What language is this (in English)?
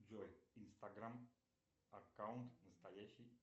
Russian